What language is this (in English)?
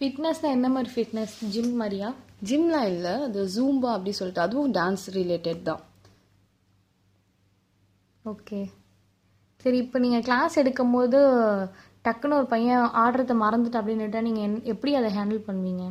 Tamil